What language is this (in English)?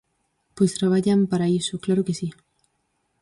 Galician